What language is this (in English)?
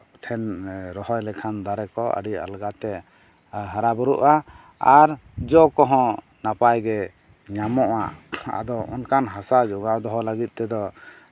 Santali